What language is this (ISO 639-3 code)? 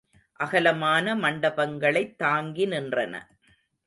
tam